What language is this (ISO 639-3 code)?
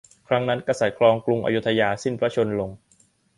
tha